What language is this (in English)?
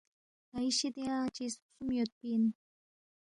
Balti